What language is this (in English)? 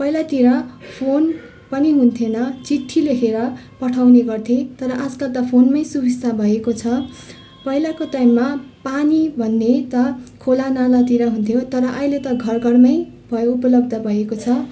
Nepali